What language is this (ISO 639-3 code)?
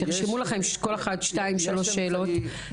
heb